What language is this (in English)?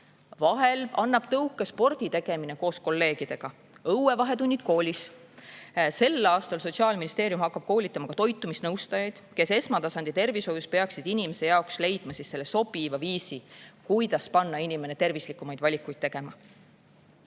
Estonian